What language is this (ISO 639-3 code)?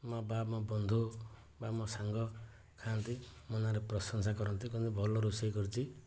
ori